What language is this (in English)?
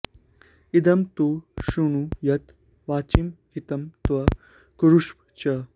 Sanskrit